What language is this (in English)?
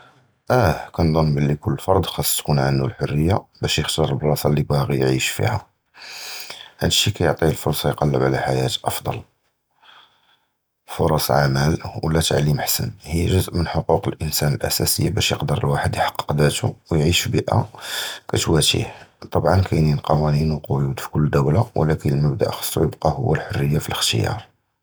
Judeo-Arabic